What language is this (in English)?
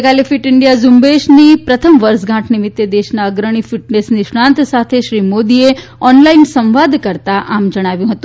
Gujarati